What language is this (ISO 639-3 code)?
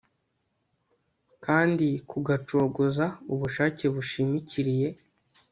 kin